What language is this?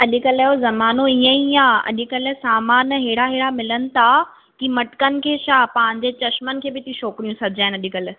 Sindhi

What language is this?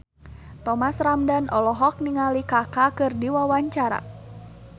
Sundanese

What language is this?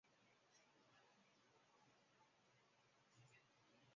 Chinese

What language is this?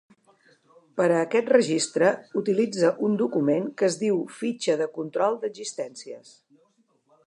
Catalan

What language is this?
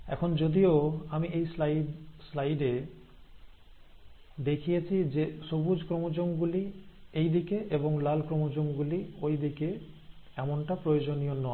Bangla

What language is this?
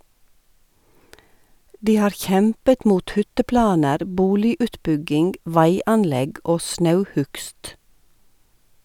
Norwegian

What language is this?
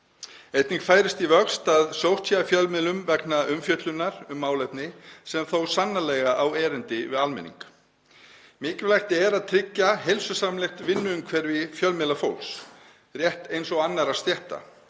Icelandic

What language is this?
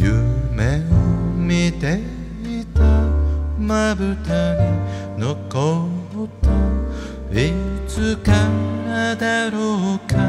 Korean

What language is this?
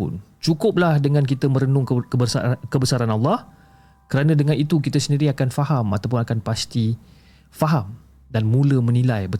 Malay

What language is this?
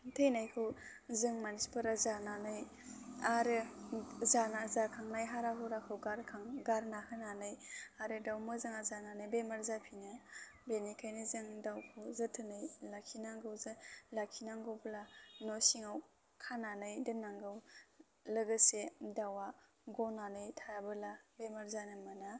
Bodo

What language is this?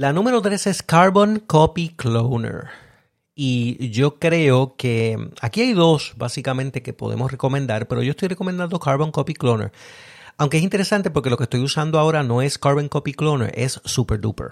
Spanish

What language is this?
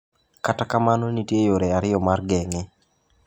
Luo (Kenya and Tanzania)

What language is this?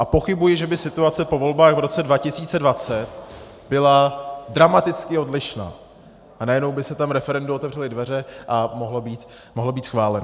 Czech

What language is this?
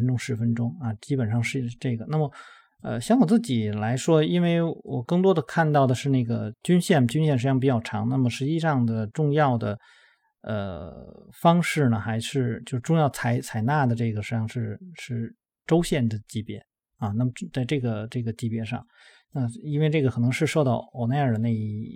Chinese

